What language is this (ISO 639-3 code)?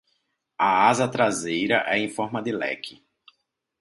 por